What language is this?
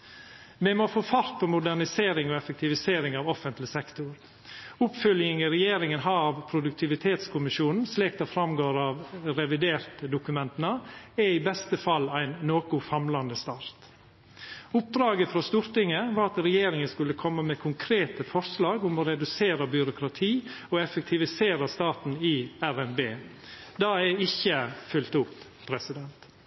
Norwegian Nynorsk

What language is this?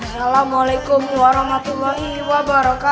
Indonesian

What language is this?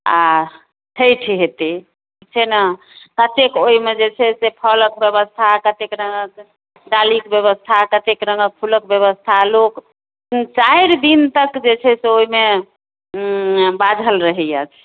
Maithili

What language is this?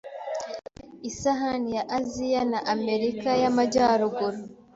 Kinyarwanda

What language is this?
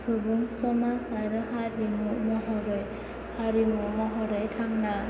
Bodo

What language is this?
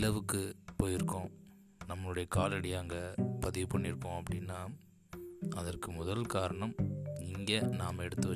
Tamil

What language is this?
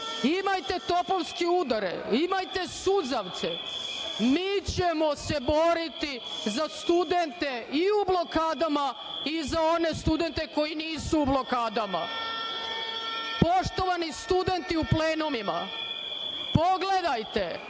Serbian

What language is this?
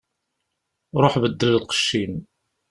Kabyle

